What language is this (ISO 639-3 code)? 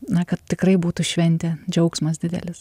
lit